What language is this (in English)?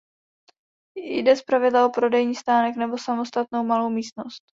Czech